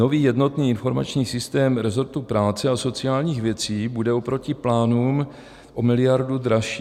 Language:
Czech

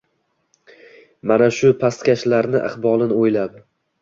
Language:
Uzbek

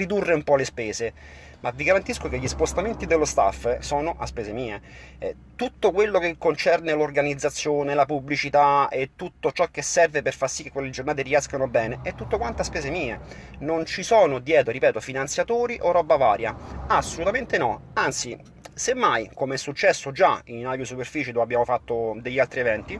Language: Italian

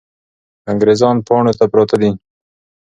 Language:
Pashto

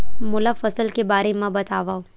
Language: Chhattisgarhi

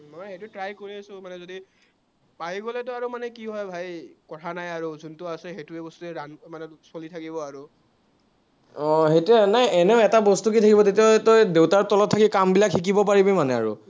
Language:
Assamese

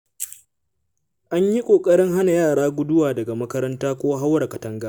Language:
Hausa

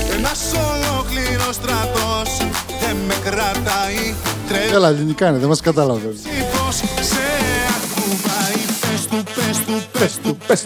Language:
Greek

